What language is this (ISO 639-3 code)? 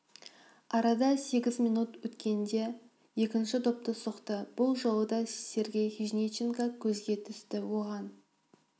kaz